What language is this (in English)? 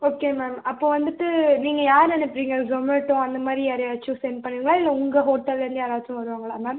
Tamil